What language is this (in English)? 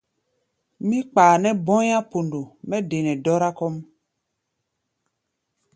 Gbaya